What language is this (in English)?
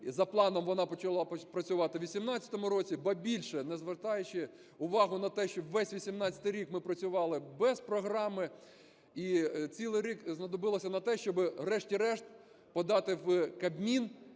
Ukrainian